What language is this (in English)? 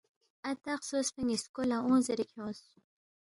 Balti